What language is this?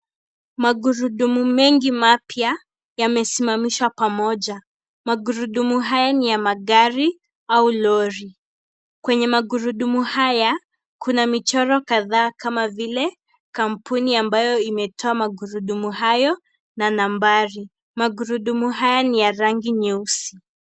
Swahili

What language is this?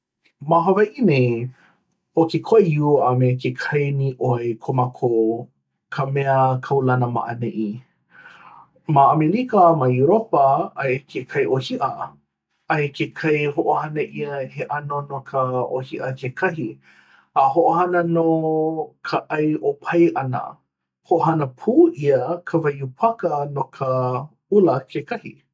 Hawaiian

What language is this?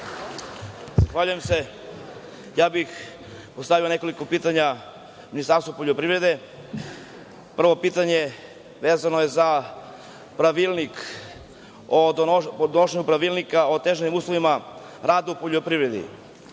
Serbian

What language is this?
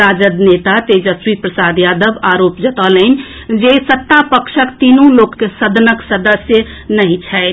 Maithili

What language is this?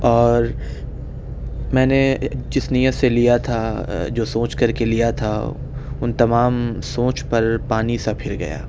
Urdu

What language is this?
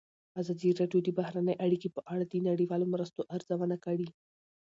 Pashto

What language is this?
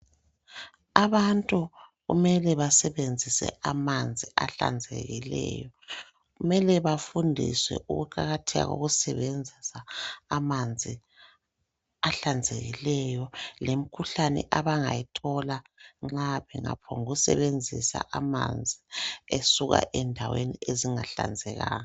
North Ndebele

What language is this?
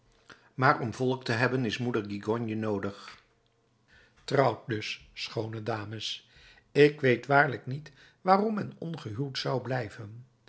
Dutch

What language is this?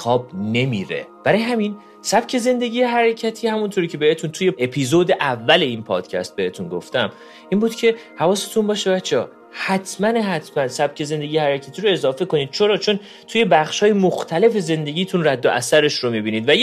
Persian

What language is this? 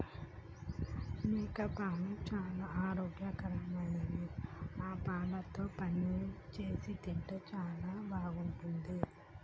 Telugu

